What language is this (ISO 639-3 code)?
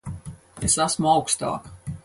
lav